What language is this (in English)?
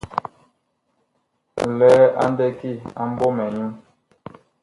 Bakoko